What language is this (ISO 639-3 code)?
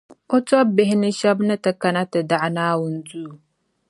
dag